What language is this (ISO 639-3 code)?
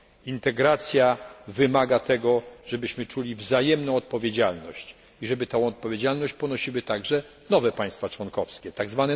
pol